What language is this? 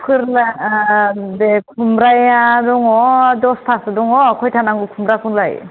Bodo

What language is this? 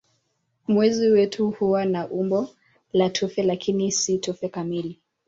Swahili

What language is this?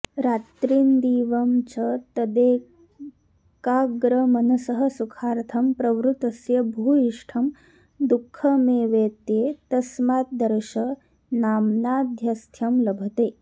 Sanskrit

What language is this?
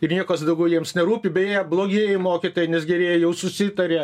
Lithuanian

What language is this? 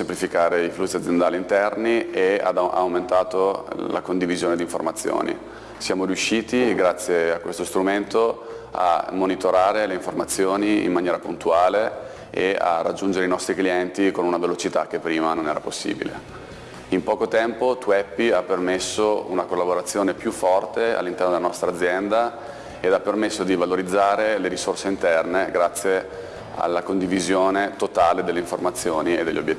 Italian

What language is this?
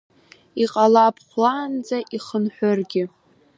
Abkhazian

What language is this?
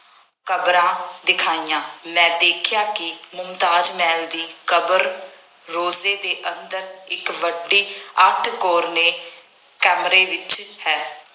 Punjabi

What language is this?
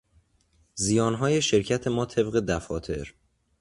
Persian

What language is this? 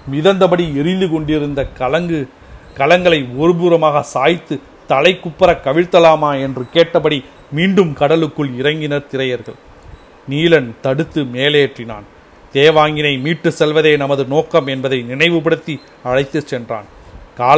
Tamil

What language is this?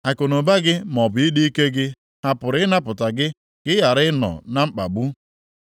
Igbo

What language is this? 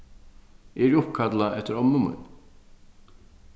Faroese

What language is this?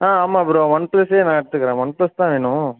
Tamil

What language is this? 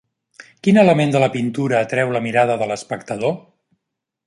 Catalan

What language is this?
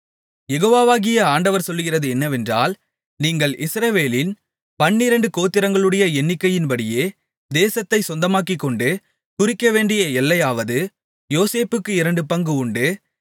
Tamil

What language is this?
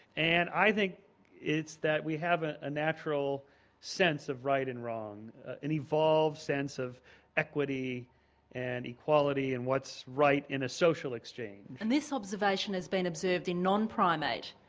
English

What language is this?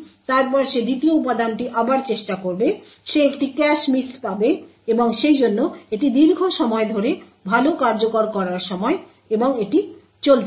Bangla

